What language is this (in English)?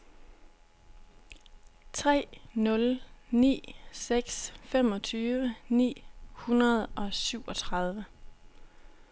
Danish